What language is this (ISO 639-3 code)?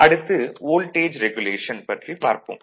tam